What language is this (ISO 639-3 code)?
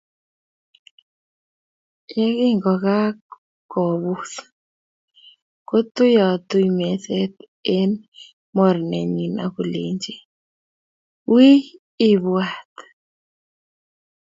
kln